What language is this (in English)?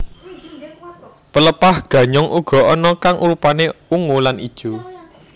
Javanese